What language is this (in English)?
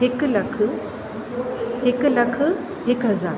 Sindhi